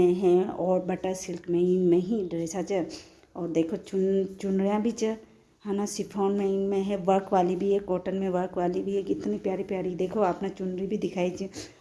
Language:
Hindi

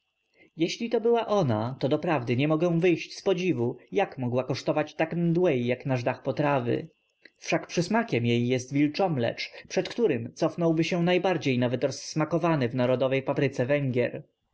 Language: Polish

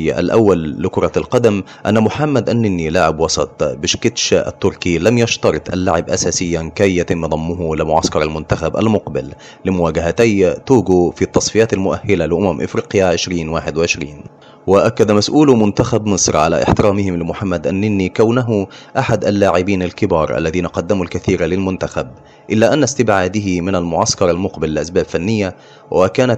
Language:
Arabic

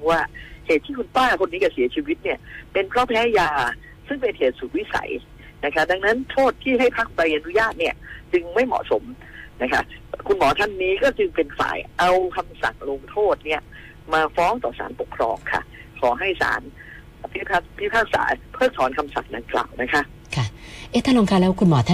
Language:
Thai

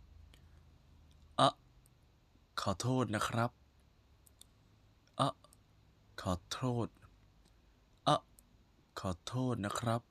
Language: Thai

